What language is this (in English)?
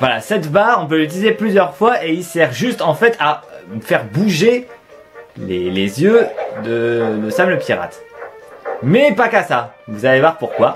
French